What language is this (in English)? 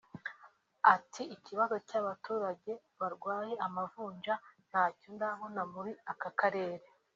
Kinyarwanda